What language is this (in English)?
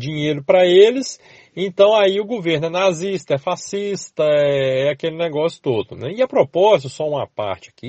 Portuguese